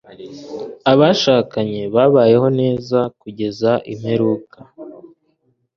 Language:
Kinyarwanda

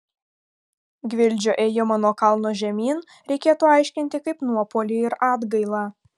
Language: Lithuanian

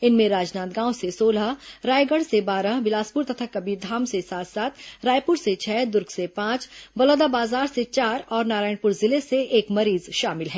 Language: Hindi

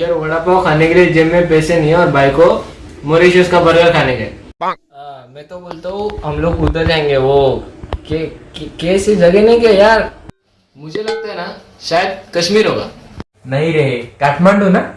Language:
Hindi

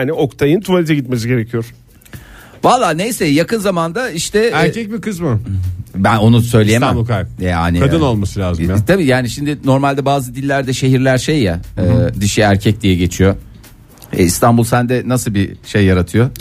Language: Turkish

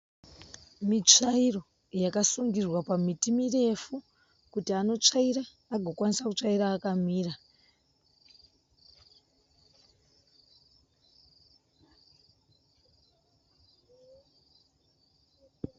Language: Shona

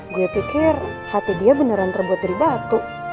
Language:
Indonesian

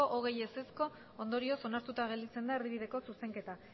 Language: Basque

